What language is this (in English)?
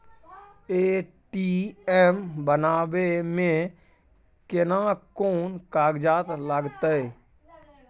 Maithili